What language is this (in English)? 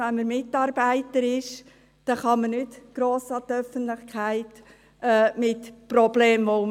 Swiss German